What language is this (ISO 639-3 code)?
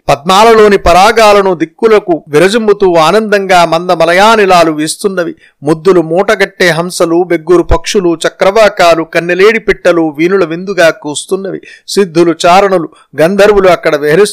tel